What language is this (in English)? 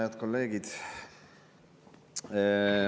Estonian